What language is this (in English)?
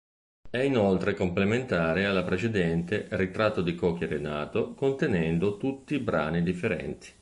Italian